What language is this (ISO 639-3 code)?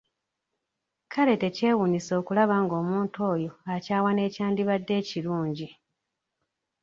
lug